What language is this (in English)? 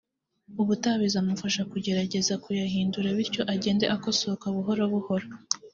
Kinyarwanda